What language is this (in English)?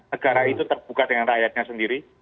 Indonesian